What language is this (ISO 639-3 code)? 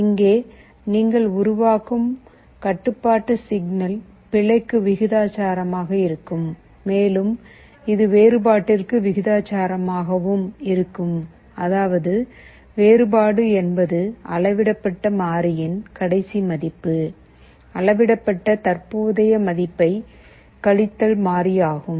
tam